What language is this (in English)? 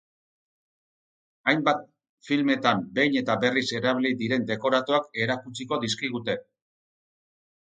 Basque